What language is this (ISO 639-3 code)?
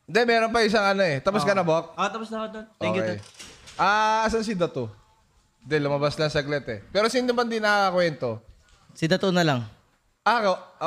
fil